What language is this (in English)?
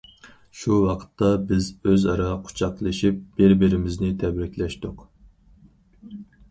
Uyghur